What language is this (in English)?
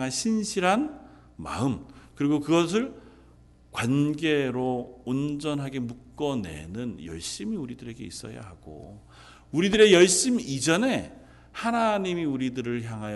Korean